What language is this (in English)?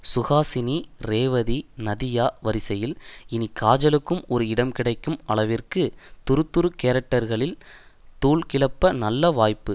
Tamil